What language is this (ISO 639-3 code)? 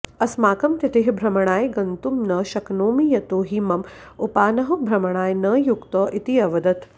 san